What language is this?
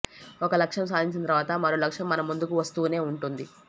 Telugu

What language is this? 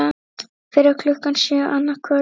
Icelandic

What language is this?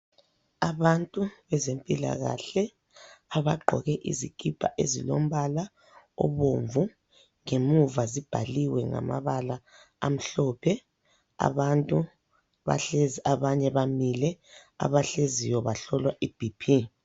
North Ndebele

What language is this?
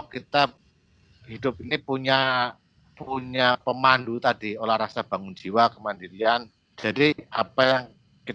Indonesian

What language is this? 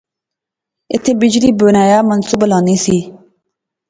Pahari-Potwari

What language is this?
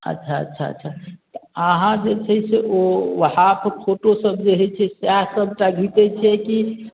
Maithili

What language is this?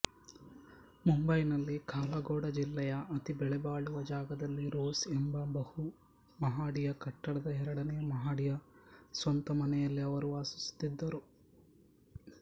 Kannada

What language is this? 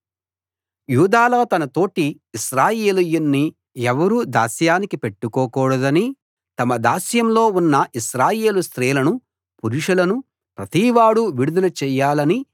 Telugu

